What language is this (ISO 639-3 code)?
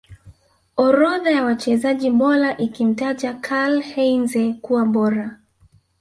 swa